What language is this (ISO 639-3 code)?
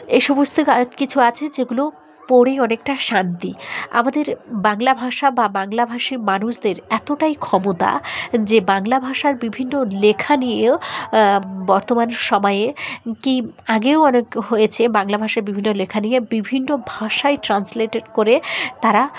ben